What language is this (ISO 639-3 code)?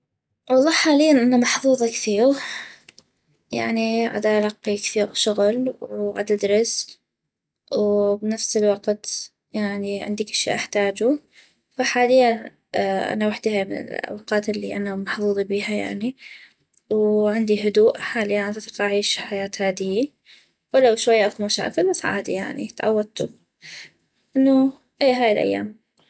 ayp